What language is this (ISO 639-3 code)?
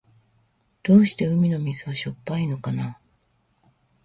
jpn